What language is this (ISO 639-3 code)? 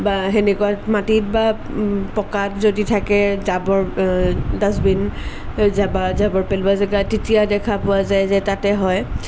asm